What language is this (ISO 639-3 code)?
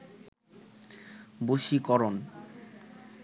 ben